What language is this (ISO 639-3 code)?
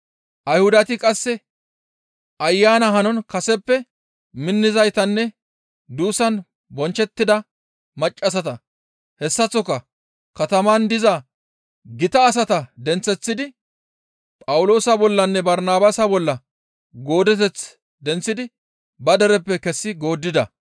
gmv